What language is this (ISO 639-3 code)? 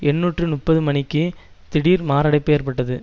tam